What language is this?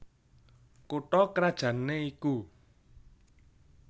Javanese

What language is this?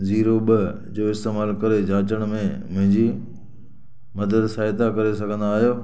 Sindhi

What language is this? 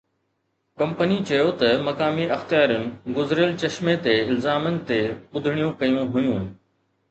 Sindhi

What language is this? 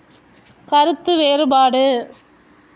Tamil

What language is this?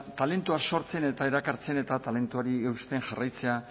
Basque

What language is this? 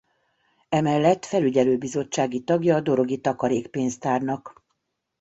Hungarian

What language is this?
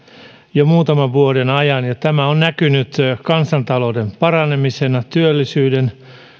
Finnish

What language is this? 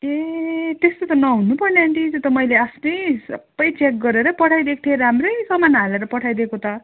Nepali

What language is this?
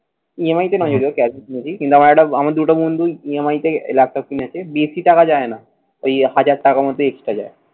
Bangla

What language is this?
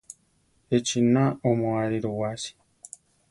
Central Tarahumara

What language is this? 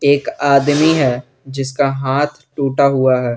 Hindi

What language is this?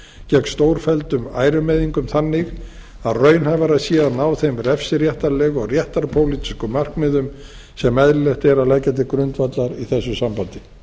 Icelandic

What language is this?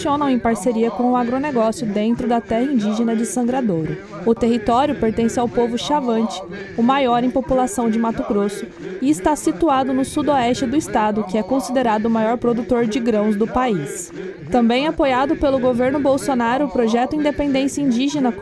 Portuguese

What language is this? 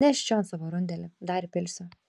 Lithuanian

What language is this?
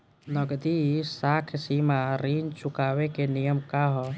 Bhojpuri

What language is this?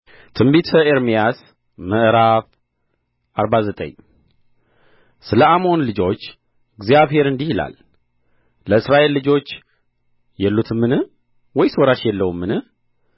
Amharic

